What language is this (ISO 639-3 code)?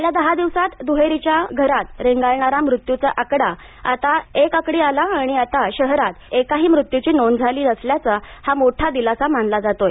mar